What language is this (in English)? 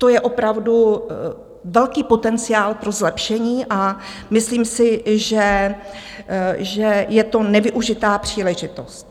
Czech